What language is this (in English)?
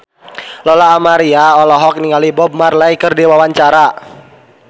Sundanese